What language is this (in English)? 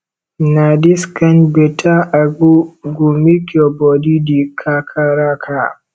Nigerian Pidgin